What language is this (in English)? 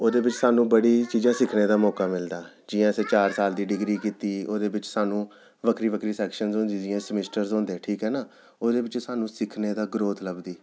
Dogri